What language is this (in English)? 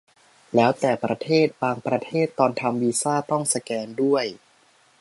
Thai